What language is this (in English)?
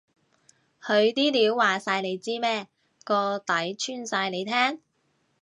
Cantonese